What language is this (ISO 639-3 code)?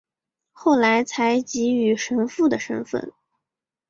zho